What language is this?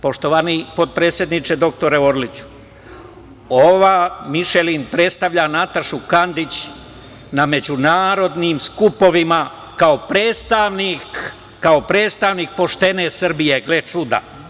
Serbian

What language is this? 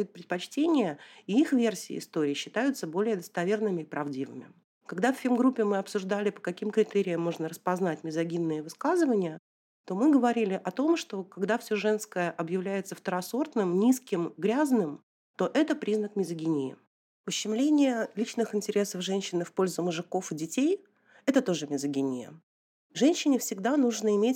Russian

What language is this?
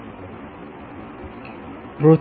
Bangla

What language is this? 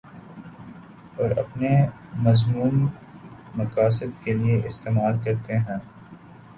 Urdu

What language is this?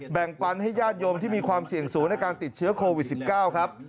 Thai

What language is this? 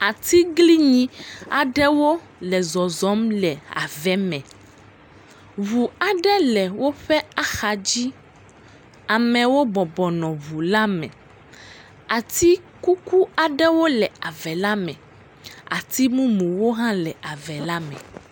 Ewe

